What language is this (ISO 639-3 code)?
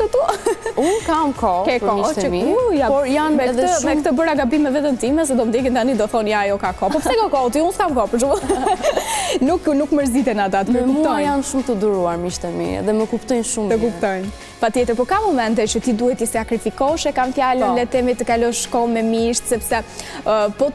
ron